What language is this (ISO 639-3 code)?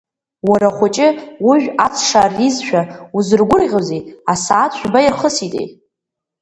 abk